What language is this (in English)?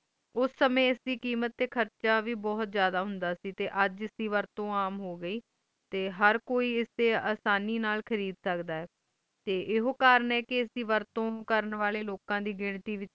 Punjabi